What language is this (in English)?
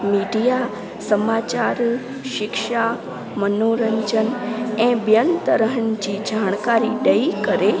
Sindhi